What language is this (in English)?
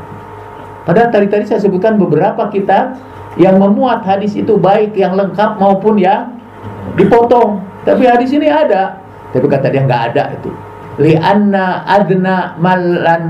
Indonesian